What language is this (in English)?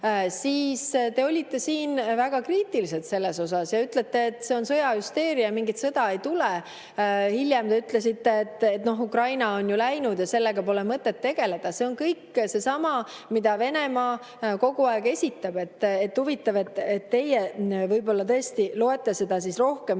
Estonian